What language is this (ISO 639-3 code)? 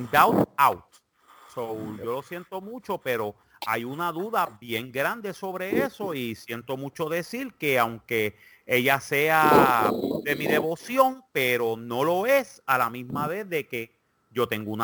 spa